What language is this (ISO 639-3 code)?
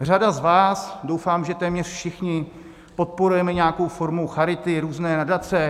ces